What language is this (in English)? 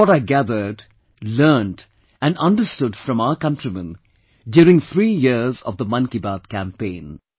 English